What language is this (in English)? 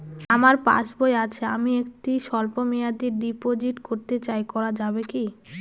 Bangla